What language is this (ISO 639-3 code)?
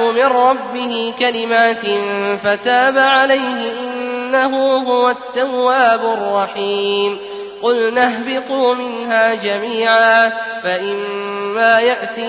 ara